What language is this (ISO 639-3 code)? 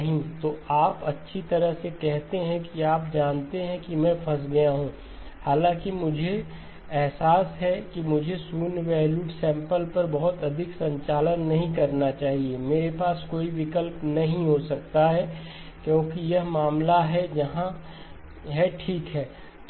hin